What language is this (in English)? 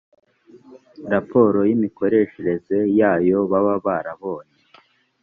Kinyarwanda